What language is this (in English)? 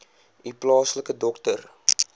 Afrikaans